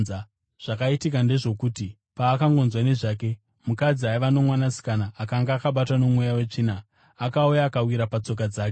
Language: Shona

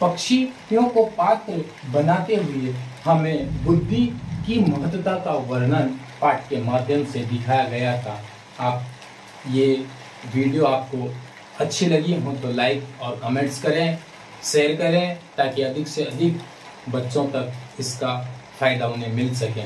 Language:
Hindi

